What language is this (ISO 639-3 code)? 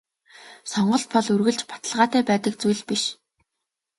mon